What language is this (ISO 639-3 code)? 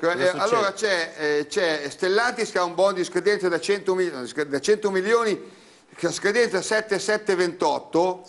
ita